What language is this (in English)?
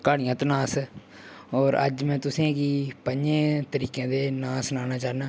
Dogri